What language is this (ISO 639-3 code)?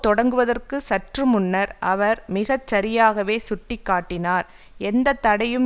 tam